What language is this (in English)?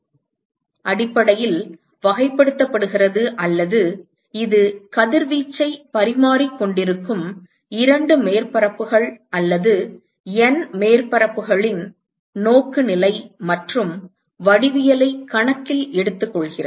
Tamil